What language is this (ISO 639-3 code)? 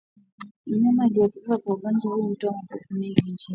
swa